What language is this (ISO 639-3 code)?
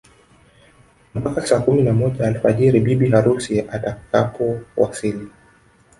swa